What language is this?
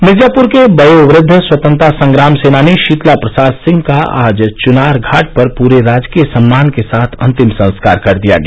Hindi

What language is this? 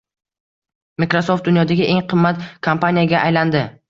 Uzbek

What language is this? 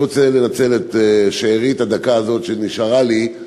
Hebrew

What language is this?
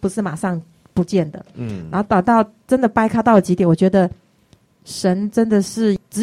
Chinese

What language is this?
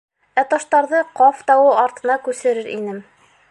Bashkir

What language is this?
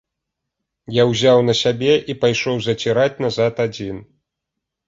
Belarusian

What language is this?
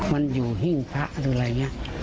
Thai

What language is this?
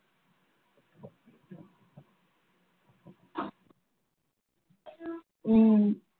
Tamil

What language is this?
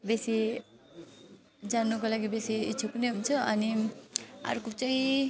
Nepali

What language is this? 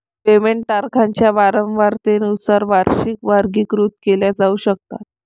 Marathi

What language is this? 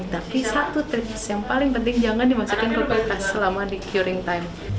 Indonesian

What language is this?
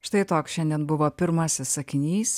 Lithuanian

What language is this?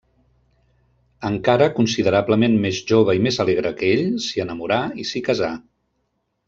Catalan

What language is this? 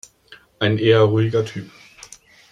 German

